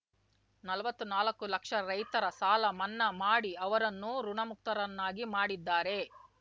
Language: Kannada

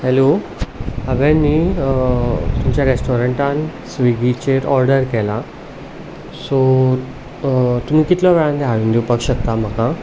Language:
Konkani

